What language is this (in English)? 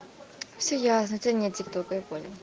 Russian